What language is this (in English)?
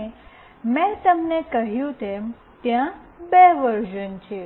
Gujarati